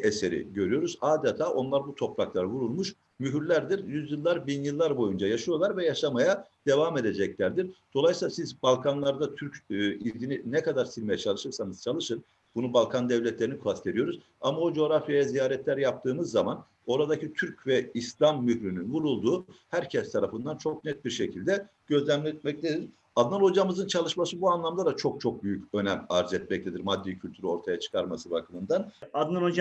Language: Turkish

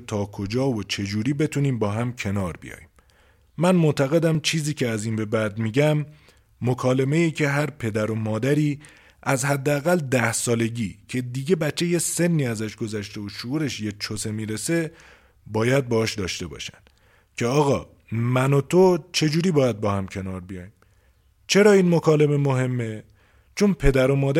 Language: Persian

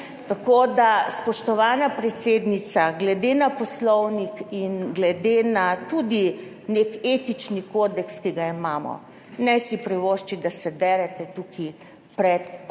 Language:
Slovenian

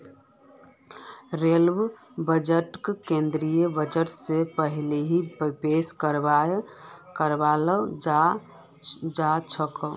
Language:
Magahi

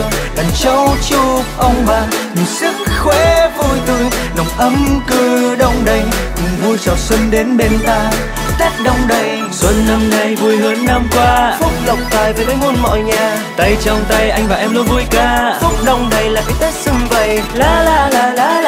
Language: Vietnamese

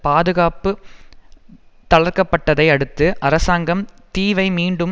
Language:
Tamil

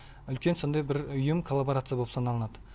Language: Kazakh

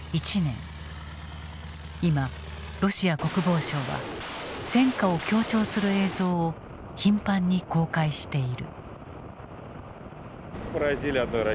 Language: Japanese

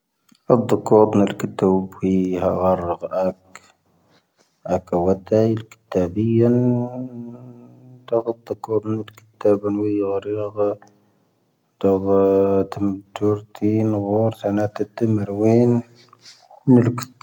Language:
Tahaggart Tamahaq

